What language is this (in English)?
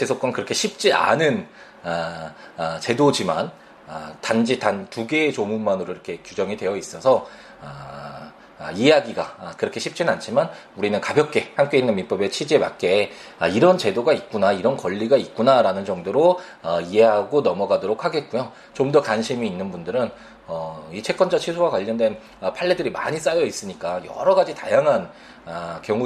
Korean